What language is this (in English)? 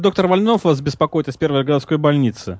Russian